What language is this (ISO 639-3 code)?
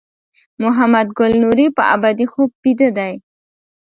pus